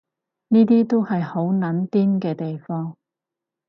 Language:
Cantonese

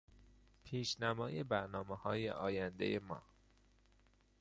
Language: Persian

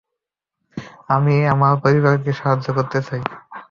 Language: Bangla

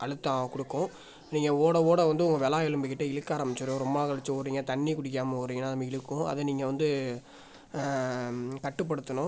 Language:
Tamil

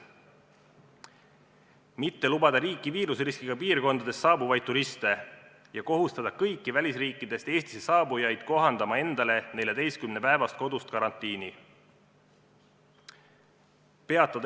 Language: Estonian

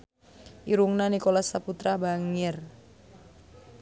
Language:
Sundanese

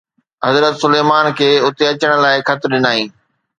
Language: Sindhi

